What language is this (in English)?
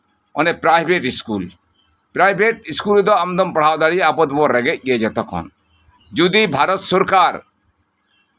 Santali